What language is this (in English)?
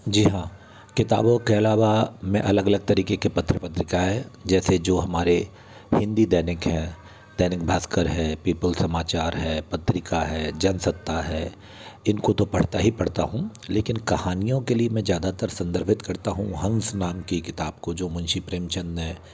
Hindi